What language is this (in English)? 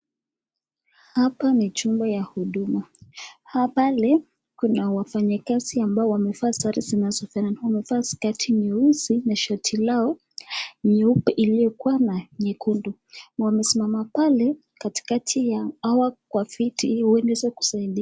Swahili